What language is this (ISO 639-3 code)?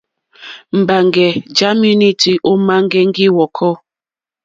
bri